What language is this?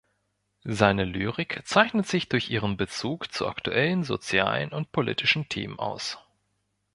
German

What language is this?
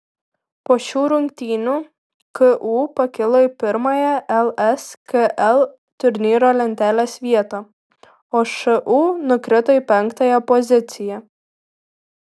Lithuanian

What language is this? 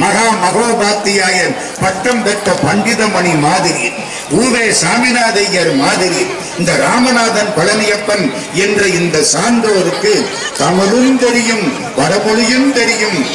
Tamil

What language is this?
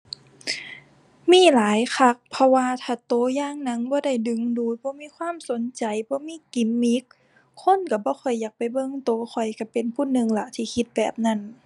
Thai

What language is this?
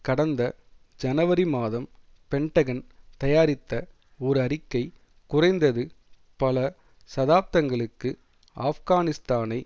Tamil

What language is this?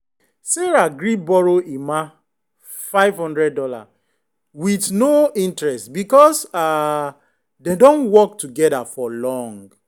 Nigerian Pidgin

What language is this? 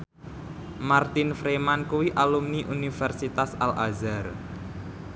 Javanese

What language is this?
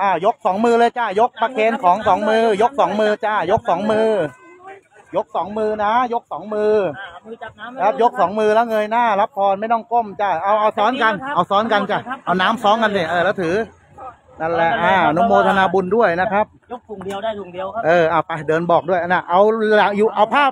Thai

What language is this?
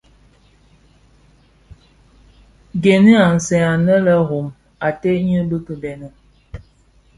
Bafia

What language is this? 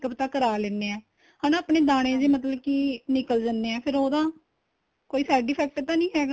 Punjabi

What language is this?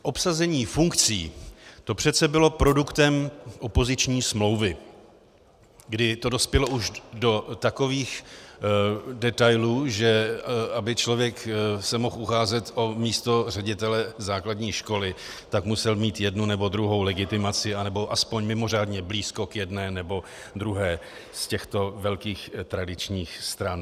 Czech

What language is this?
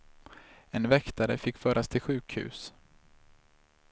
Swedish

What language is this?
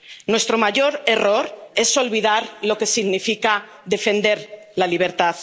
Spanish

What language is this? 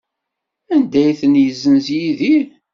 Kabyle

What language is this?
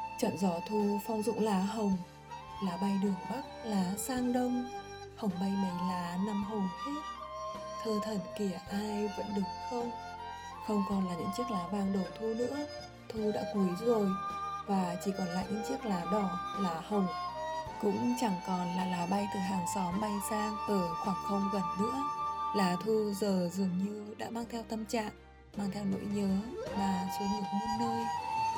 Vietnamese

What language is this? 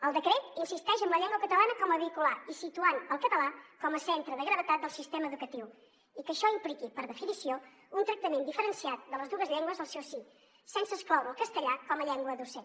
Catalan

